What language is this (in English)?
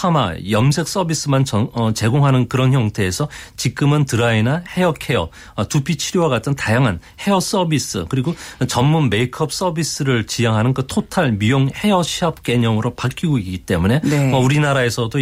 Korean